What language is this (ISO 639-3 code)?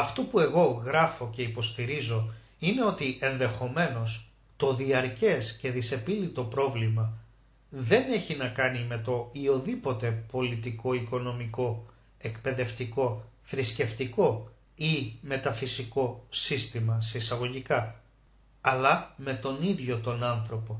ell